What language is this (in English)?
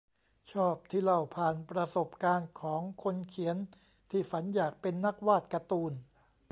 Thai